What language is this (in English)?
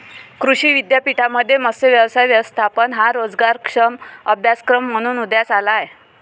Marathi